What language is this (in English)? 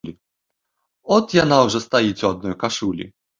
Belarusian